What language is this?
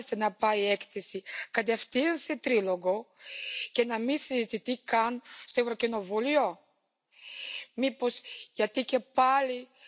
Dutch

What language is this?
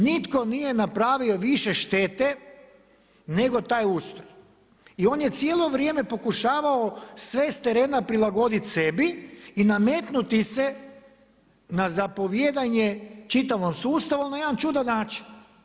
Croatian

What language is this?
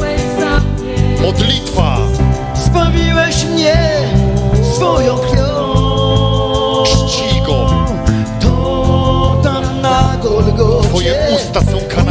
Polish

